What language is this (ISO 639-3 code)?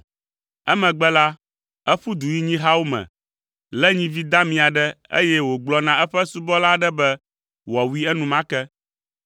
ewe